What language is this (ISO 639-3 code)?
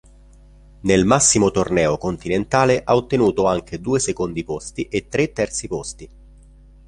ita